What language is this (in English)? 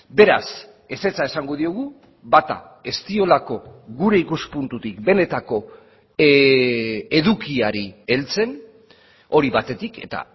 Basque